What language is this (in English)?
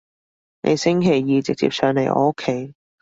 Cantonese